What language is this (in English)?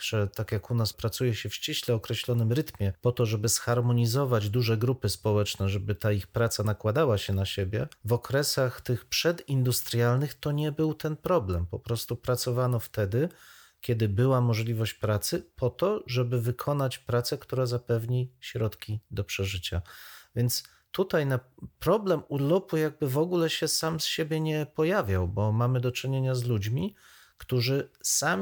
Polish